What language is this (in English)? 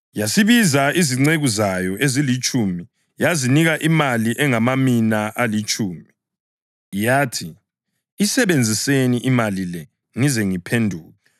North Ndebele